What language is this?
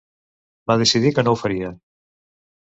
Catalan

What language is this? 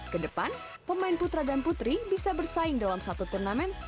Indonesian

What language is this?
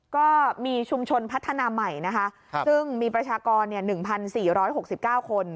Thai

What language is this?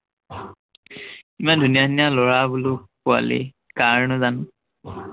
Assamese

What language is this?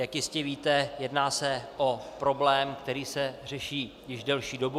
Czech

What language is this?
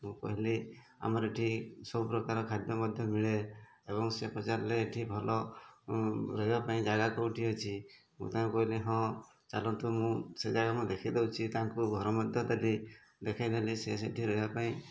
Odia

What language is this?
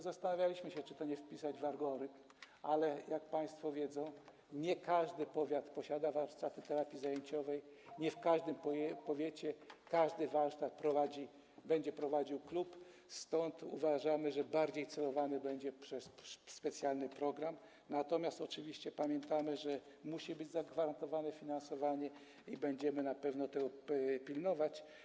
Polish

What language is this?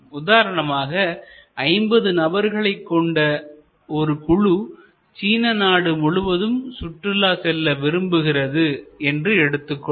Tamil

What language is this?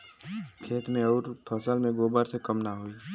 Bhojpuri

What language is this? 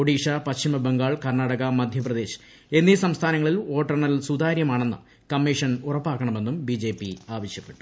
Malayalam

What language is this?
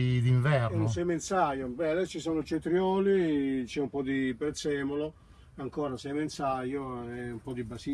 Italian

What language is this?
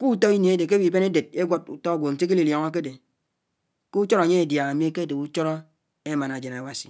Anaang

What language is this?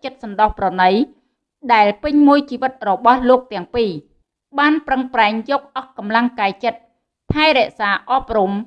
Vietnamese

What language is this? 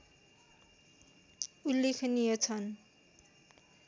Nepali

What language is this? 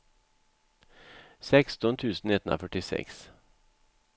Swedish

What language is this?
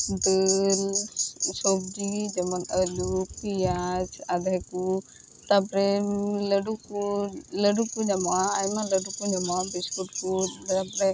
Santali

